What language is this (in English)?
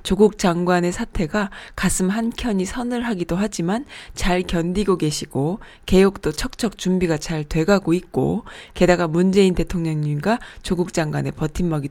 Korean